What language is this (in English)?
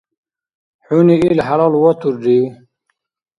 Dargwa